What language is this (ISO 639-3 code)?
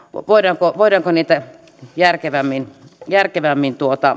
fin